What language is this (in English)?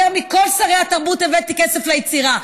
Hebrew